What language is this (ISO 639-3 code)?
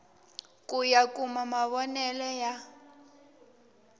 tso